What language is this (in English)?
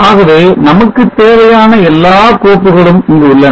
Tamil